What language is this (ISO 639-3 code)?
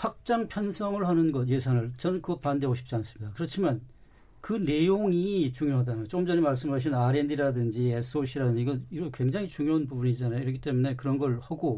kor